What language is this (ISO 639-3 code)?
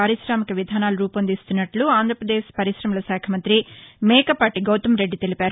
tel